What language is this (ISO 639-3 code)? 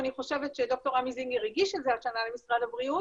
heb